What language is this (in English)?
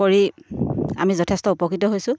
Assamese